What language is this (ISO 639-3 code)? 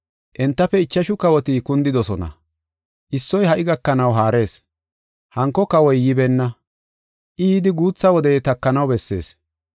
gof